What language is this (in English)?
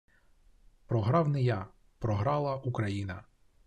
Ukrainian